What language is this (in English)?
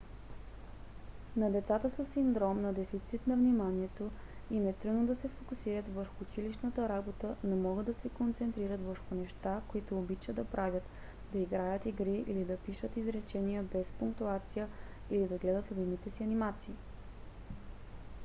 Bulgarian